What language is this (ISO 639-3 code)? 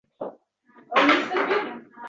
uzb